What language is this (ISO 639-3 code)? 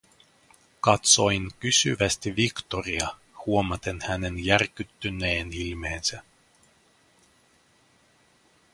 fin